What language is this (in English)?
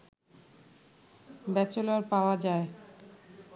Bangla